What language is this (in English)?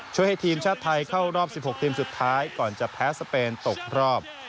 Thai